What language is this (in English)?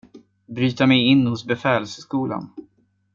Swedish